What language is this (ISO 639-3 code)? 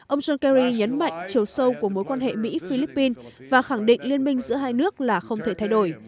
vie